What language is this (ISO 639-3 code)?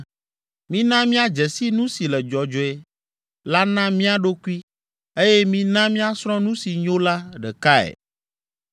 ewe